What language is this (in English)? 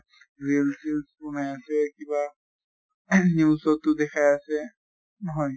Assamese